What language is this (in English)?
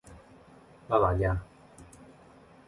Korean